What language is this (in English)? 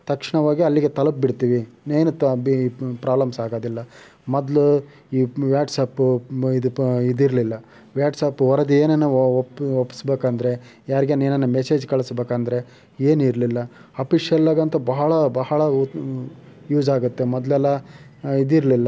Kannada